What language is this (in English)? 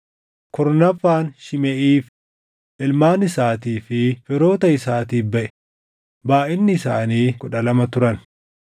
Oromo